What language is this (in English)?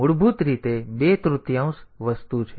Gujarati